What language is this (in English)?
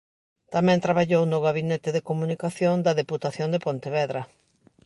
Galician